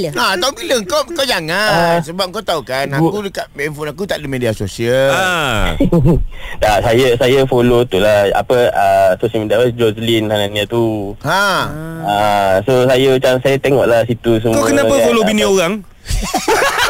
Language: Malay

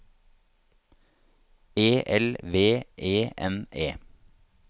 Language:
Norwegian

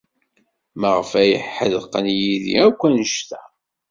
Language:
Kabyle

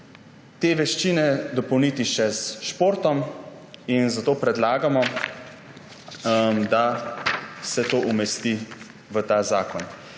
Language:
Slovenian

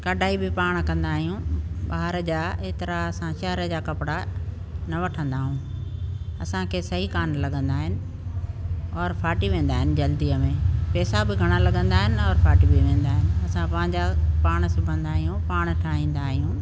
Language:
Sindhi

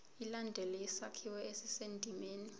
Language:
Zulu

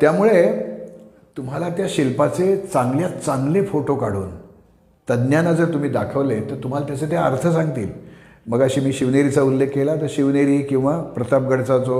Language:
Marathi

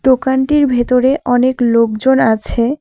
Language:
Bangla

